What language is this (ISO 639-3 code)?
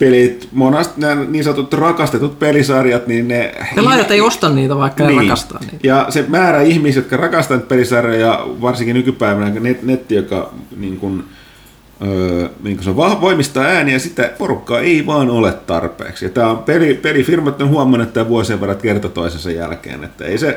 fin